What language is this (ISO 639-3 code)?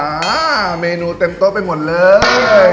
tha